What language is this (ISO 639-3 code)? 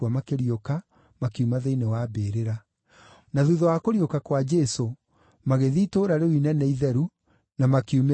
kik